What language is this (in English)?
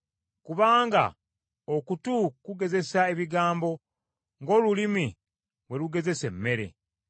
Ganda